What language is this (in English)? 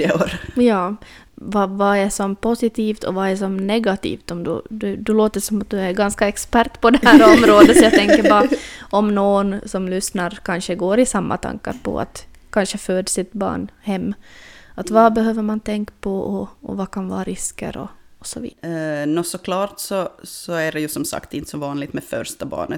Swedish